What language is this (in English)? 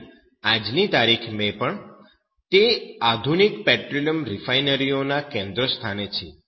Gujarati